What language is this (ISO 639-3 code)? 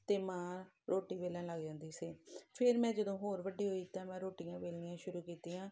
pan